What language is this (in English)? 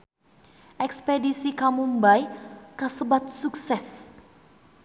Sundanese